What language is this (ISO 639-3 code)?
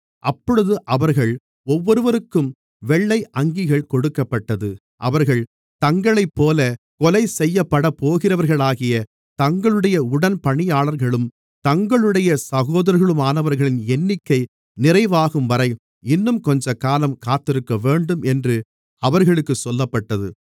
tam